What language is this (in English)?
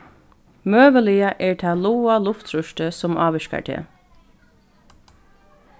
Faroese